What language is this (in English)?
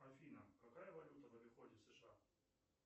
Russian